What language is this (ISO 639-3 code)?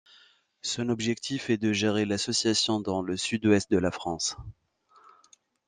fra